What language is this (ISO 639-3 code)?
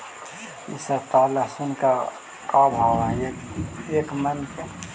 mag